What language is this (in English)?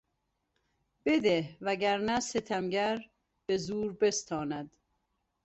Persian